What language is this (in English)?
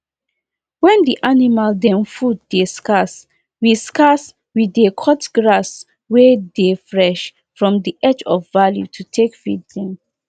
Nigerian Pidgin